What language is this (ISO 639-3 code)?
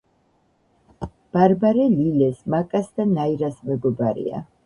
kat